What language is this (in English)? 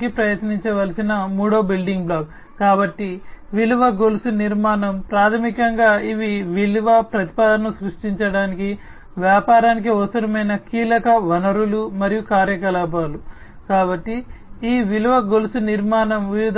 Telugu